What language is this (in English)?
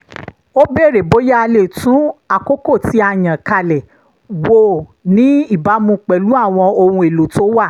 Yoruba